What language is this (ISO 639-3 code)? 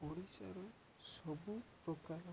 ori